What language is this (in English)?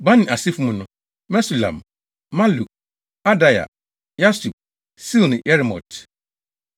Akan